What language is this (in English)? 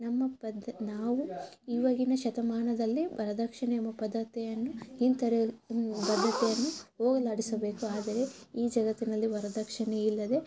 Kannada